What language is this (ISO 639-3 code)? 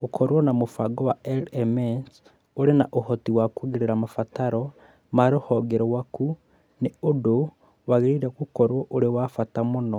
kik